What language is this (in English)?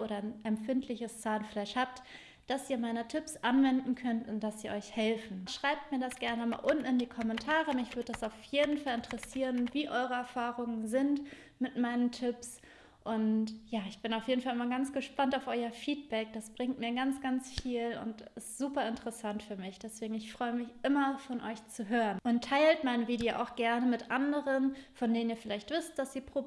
German